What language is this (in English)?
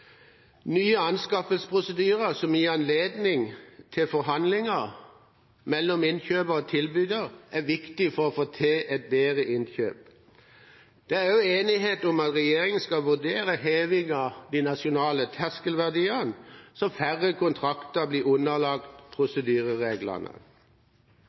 Norwegian Bokmål